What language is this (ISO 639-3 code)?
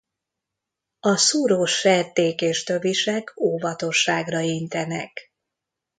hun